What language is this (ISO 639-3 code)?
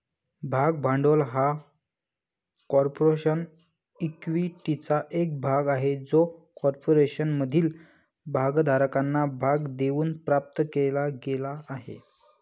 mar